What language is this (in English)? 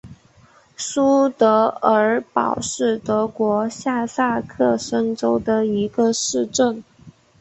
Chinese